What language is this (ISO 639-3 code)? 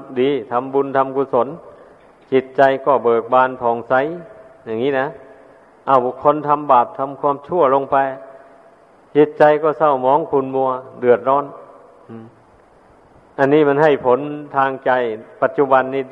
tha